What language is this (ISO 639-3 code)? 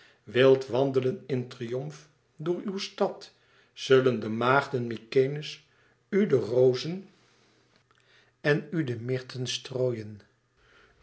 nld